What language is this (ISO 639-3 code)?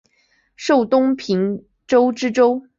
zho